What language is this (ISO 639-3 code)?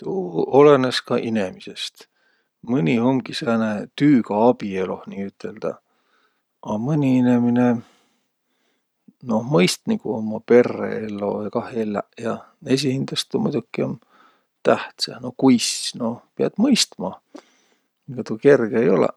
vro